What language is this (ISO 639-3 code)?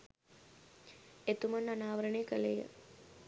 sin